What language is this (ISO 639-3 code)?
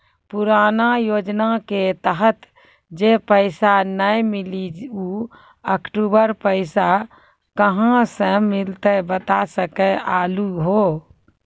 mai